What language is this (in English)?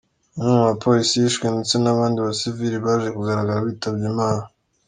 Kinyarwanda